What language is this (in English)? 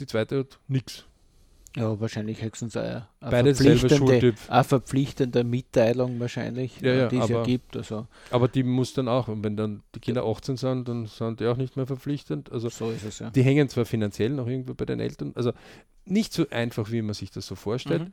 German